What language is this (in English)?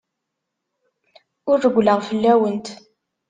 Kabyle